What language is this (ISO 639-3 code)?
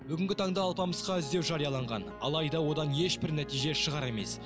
kaz